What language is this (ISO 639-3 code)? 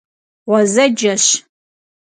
kbd